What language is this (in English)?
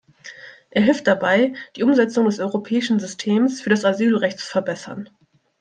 German